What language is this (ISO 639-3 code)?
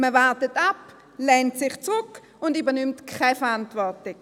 gsw